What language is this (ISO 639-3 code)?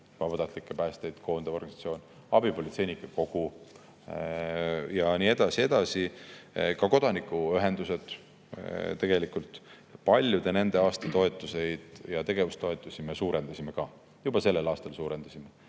est